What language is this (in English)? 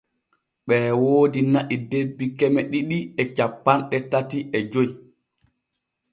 Borgu Fulfulde